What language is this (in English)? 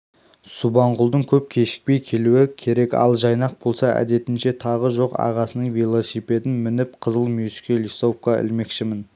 Kazakh